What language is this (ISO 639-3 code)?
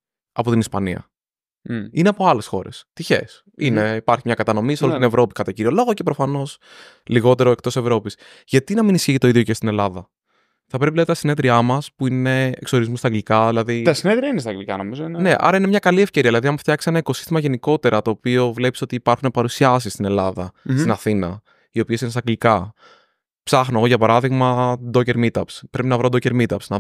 ell